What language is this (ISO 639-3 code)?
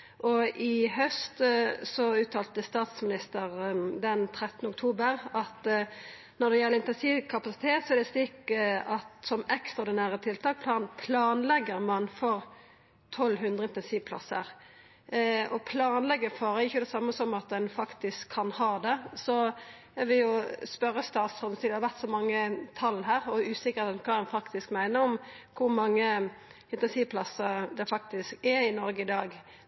nno